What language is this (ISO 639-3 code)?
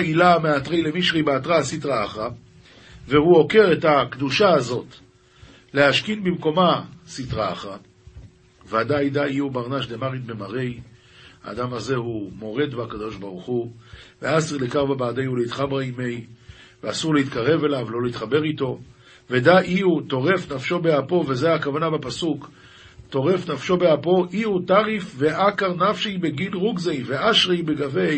heb